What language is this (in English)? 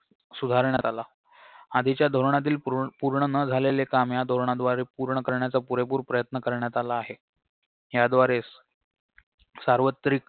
Marathi